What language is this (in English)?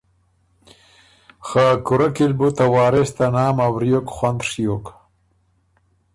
Ormuri